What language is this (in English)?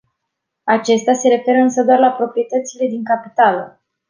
Romanian